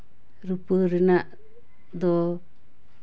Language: Santali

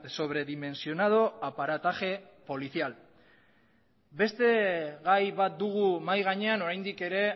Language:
Basque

